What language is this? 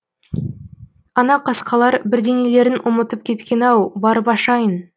Kazakh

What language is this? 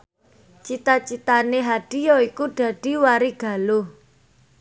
Javanese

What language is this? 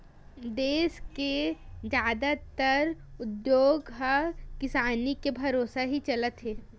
Chhattisgarhi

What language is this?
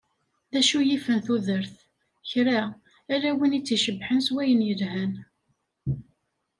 Kabyle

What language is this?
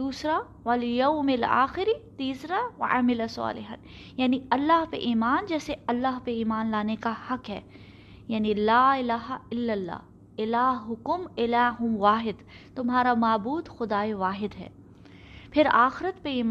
Urdu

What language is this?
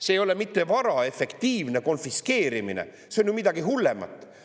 Estonian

